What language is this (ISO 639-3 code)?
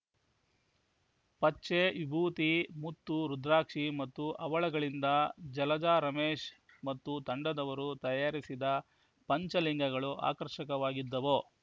kan